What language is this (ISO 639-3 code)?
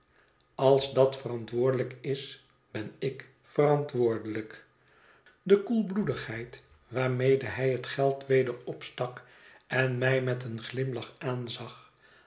nld